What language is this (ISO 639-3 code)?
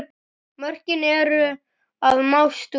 isl